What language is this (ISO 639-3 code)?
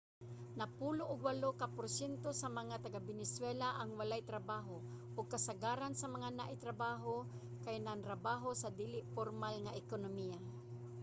ceb